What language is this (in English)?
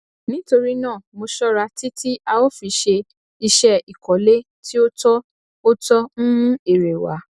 Yoruba